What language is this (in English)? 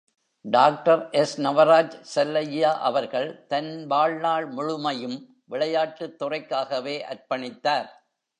Tamil